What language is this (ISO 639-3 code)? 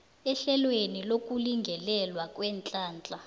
nbl